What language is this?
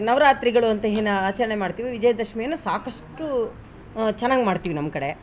Kannada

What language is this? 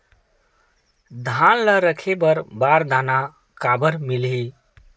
Chhattisgarhi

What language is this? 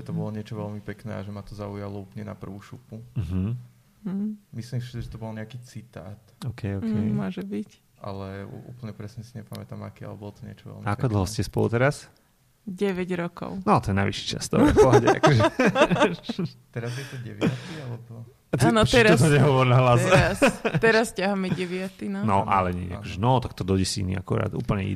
Slovak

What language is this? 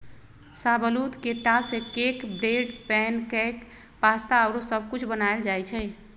Magahi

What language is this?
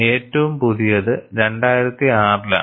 Malayalam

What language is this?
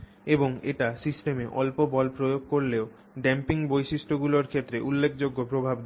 Bangla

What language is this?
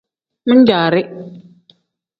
Tem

